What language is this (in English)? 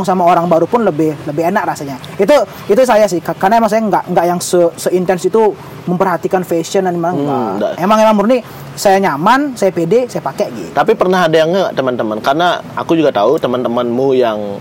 Indonesian